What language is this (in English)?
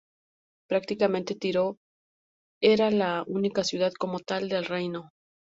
Spanish